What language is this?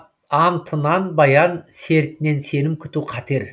Kazakh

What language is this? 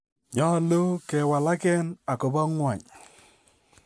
Kalenjin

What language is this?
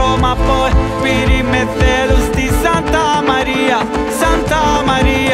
Romanian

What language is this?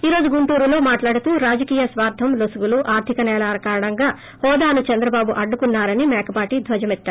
Telugu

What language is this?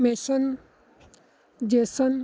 Punjabi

